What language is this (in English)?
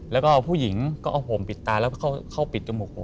Thai